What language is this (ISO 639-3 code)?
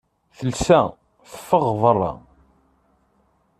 kab